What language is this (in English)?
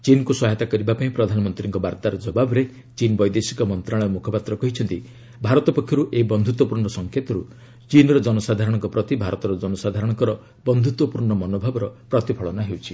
Odia